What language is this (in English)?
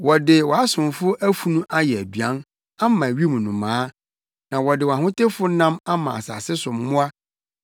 Akan